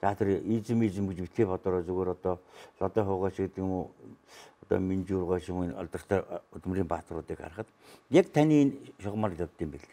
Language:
Turkish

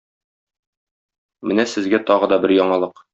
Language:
Tatar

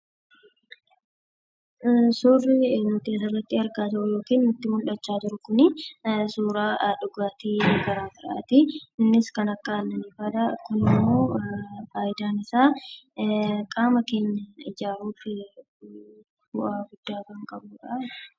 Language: Oromo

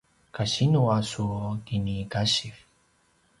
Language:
Paiwan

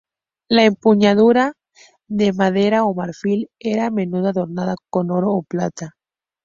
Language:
Spanish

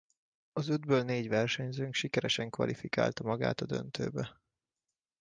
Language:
Hungarian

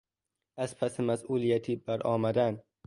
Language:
Persian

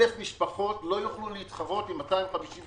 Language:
Hebrew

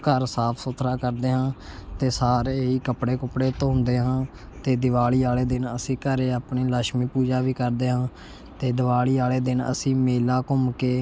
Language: Punjabi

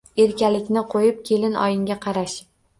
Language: Uzbek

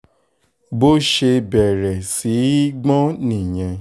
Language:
Yoruba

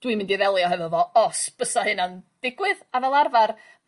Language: Welsh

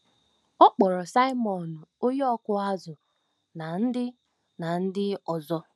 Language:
Igbo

